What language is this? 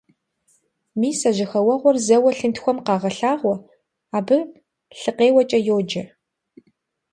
Kabardian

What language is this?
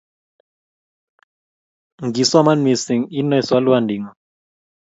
Kalenjin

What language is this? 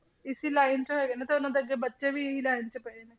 Punjabi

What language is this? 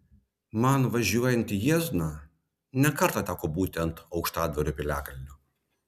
Lithuanian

